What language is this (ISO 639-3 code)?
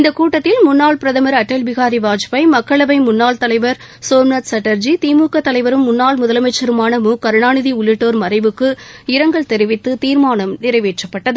tam